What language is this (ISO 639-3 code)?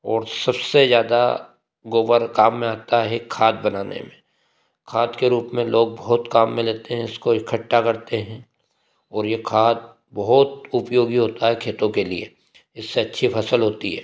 hin